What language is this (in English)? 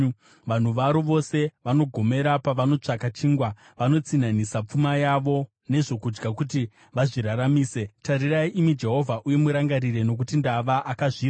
Shona